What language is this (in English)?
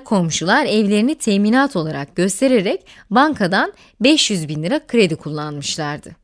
Turkish